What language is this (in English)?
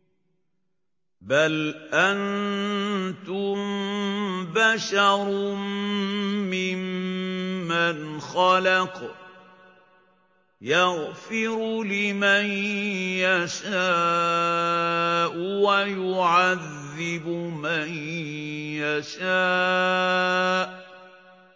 Arabic